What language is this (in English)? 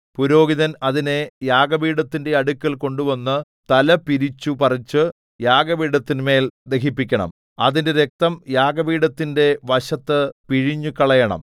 Malayalam